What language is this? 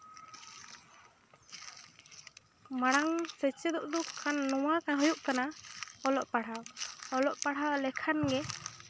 Santali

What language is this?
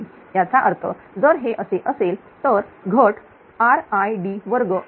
Marathi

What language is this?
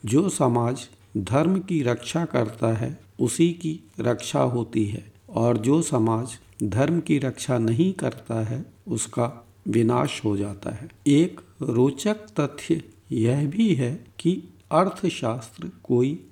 Hindi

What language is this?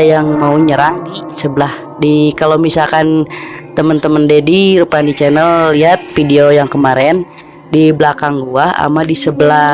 Indonesian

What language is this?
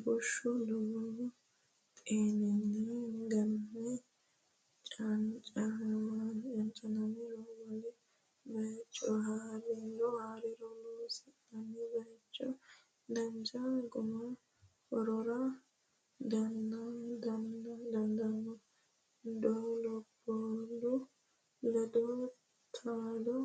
Sidamo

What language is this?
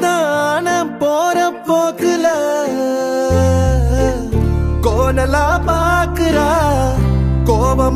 Romanian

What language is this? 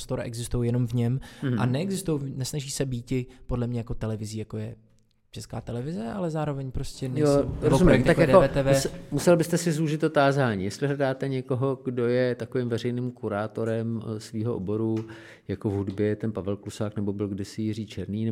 Czech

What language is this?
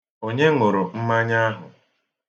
Igbo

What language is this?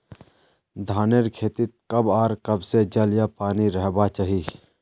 Magahi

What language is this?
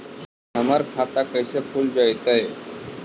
Magahi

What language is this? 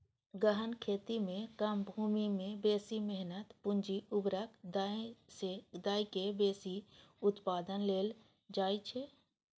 Maithili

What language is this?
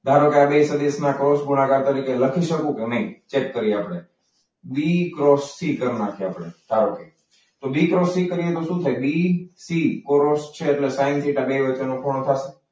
Gujarati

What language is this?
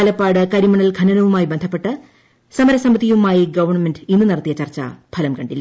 Malayalam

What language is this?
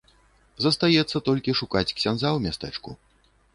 Belarusian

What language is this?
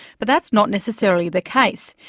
English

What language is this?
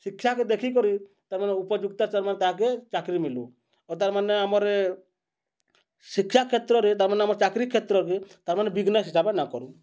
Odia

